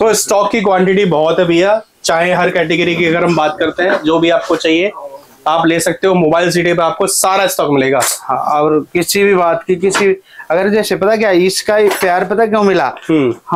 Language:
Hindi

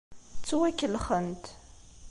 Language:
Kabyle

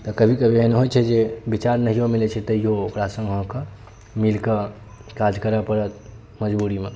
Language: Maithili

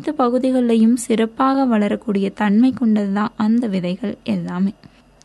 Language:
Tamil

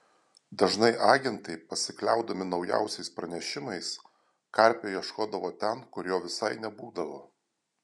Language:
Lithuanian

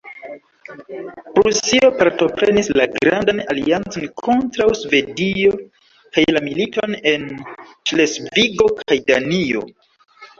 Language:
Esperanto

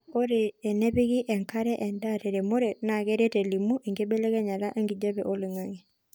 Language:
Masai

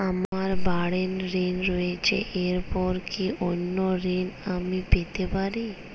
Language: Bangla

